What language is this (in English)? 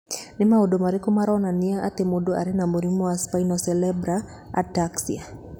Kikuyu